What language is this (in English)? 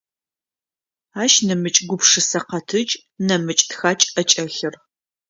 Adyghe